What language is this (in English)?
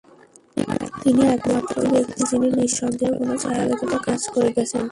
Bangla